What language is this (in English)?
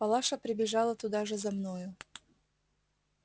Russian